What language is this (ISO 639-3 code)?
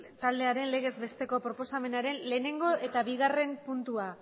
eus